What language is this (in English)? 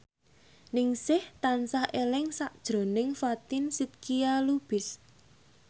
Javanese